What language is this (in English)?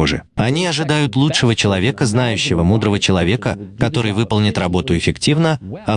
Russian